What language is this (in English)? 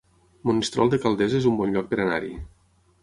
Catalan